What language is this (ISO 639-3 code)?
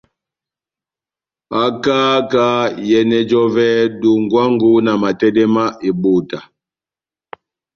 bnm